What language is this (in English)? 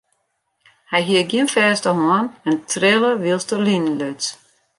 Western Frisian